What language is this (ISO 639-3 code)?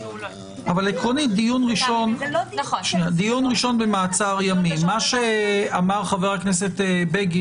heb